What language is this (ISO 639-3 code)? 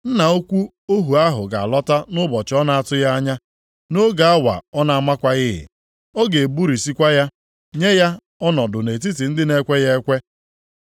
ibo